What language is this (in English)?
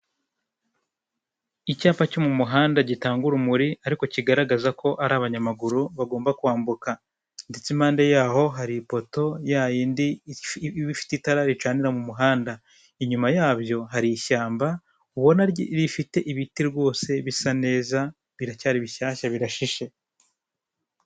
Kinyarwanda